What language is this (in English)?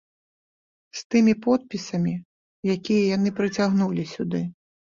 Belarusian